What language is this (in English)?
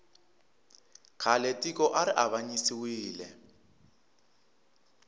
Tsonga